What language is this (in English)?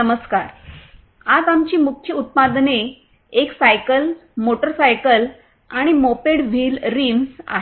Marathi